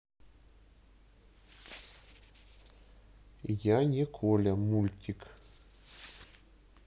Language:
Russian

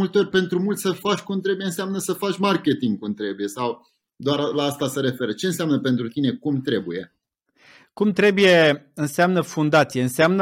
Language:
Romanian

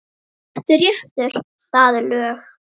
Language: Icelandic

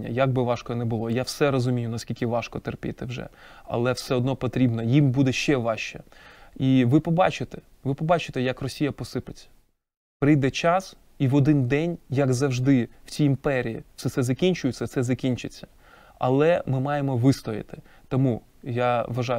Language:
Ukrainian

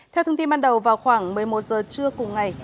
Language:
Vietnamese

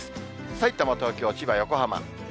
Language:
Japanese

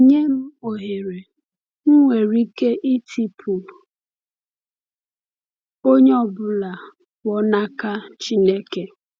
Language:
Igbo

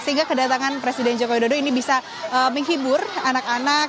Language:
Indonesian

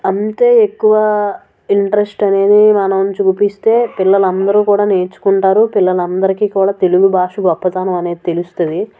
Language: Telugu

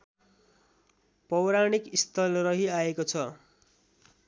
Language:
Nepali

